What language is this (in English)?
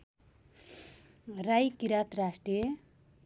Nepali